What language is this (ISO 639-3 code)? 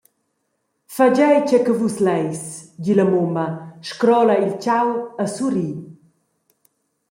roh